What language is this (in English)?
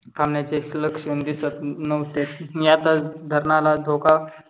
Marathi